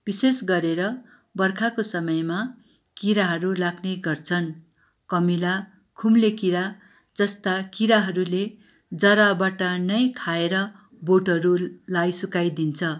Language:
Nepali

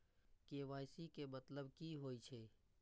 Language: Maithili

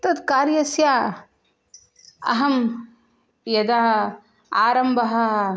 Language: Sanskrit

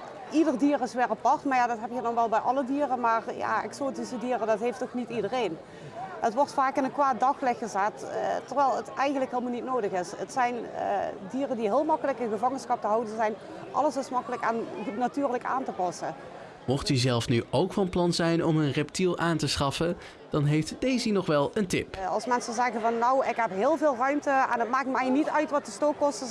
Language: Dutch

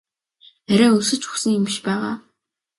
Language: Mongolian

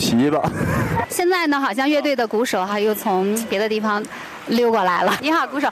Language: Chinese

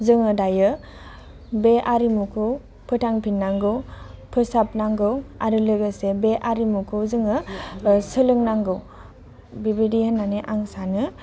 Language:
Bodo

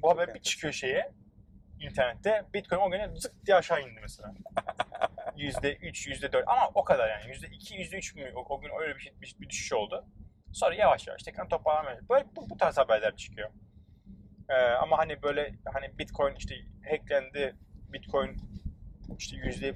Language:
Turkish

